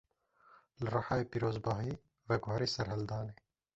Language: Kurdish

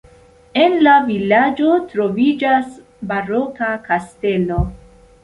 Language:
Esperanto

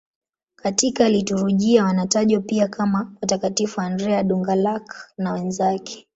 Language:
Swahili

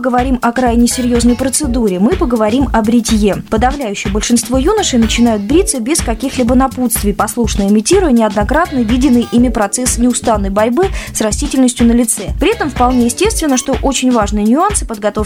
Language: Russian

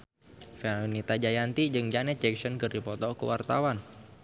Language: Sundanese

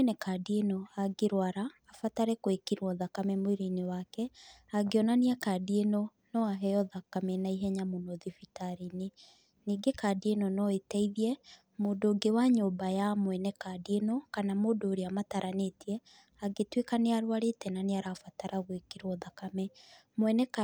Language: Kikuyu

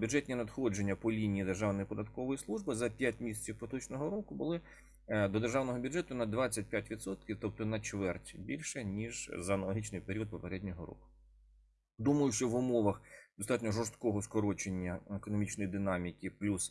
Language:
Ukrainian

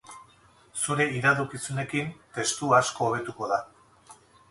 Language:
Basque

